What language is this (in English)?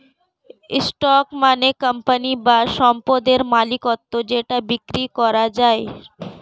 Bangla